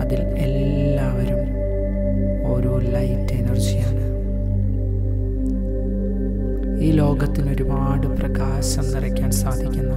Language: Malayalam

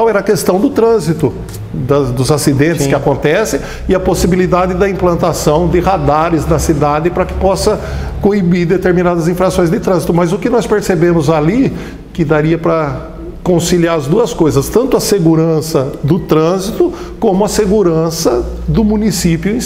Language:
Portuguese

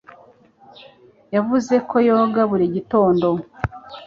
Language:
Kinyarwanda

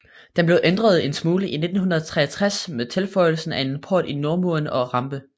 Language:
Danish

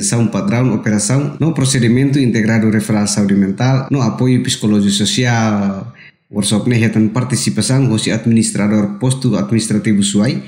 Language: Indonesian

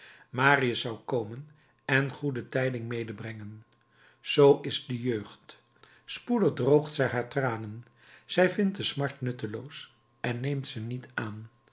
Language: Dutch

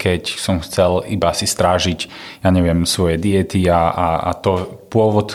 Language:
Slovak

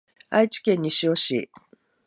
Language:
Japanese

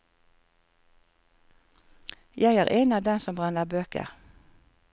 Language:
Norwegian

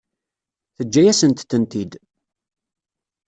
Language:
Kabyle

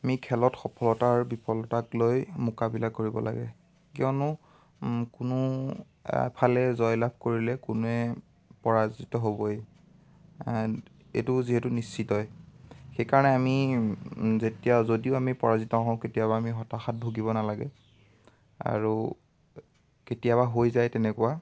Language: Assamese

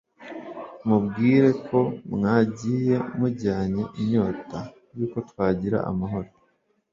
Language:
Kinyarwanda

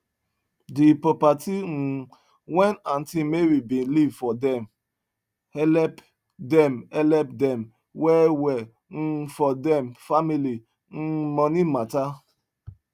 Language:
Nigerian Pidgin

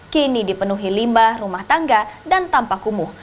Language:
Indonesian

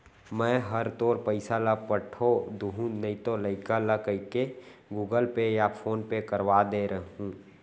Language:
Chhattisgarhi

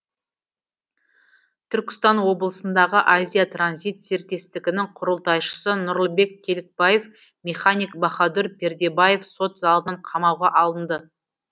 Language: Kazakh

